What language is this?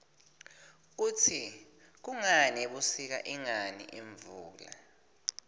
Swati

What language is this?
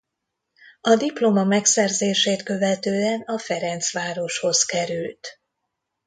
Hungarian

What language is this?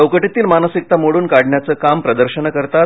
Marathi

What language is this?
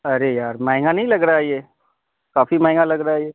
Urdu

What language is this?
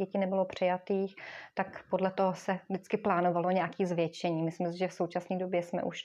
Czech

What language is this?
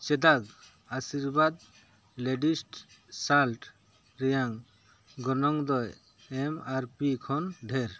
Santali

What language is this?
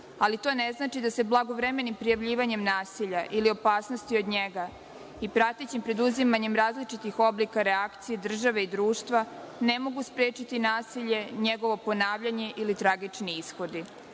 Serbian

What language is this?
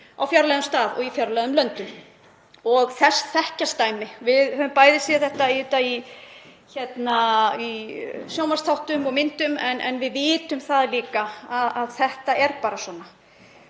Icelandic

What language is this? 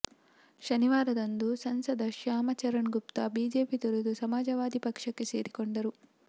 Kannada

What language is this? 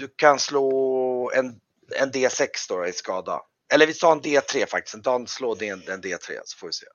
Swedish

